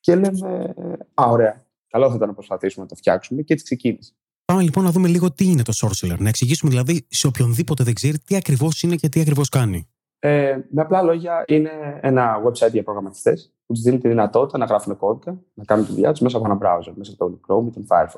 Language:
Greek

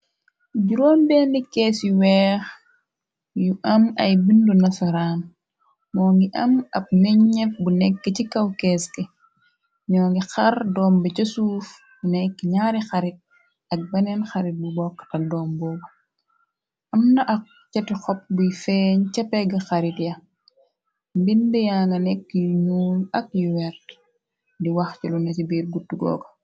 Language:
Wolof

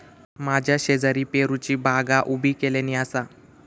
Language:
Marathi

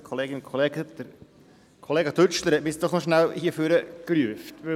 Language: Swiss German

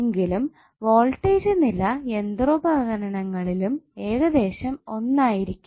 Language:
Malayalam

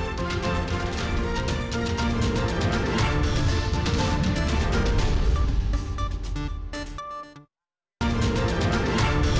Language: Indonesian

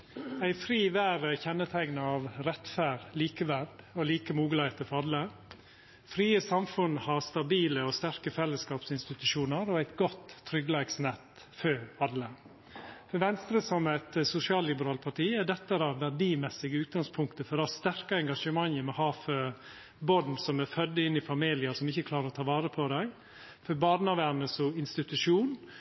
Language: Norwegian Nynorsk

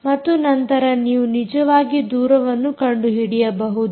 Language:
Kannada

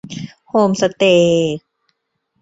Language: Thai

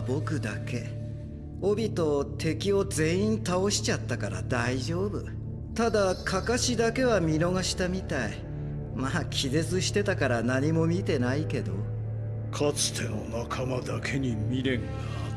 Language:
Japanese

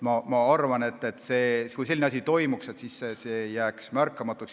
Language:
Estonian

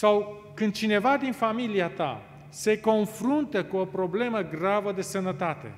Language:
Romanian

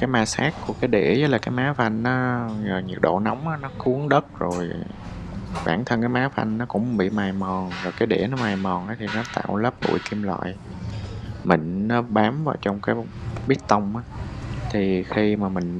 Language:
Vietnamese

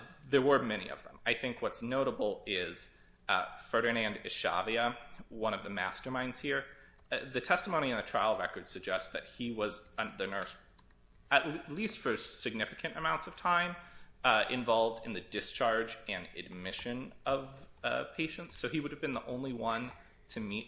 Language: English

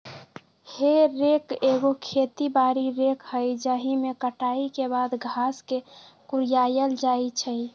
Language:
Magahi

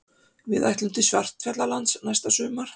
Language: Icelandic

